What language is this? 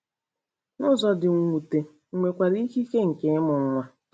Igbo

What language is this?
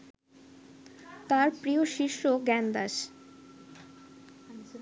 Bangla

